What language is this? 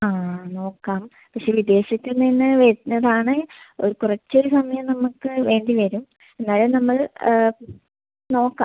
Malayalam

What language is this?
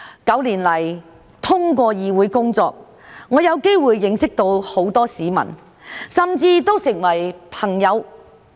Cantonese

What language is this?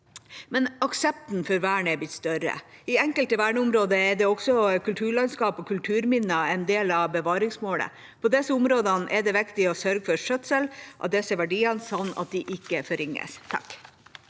Norwegian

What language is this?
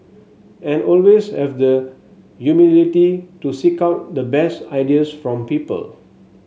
English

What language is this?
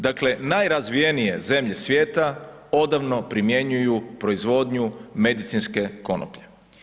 Croatian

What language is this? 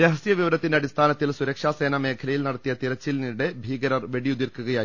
Malayalam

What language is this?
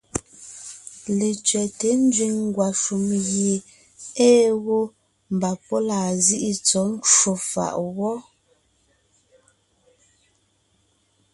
Ngiemboon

